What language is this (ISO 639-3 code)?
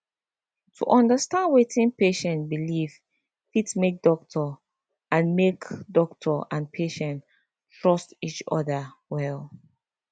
pcm